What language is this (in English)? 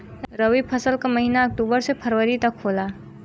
Bhojpuri